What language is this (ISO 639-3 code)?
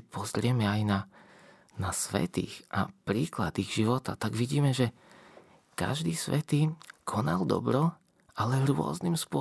slk